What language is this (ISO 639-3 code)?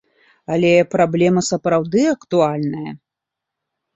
bel